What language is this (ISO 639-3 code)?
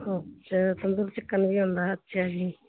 pan